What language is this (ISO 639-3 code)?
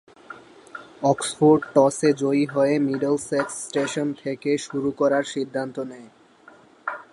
ben